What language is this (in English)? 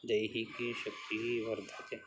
Sanskrit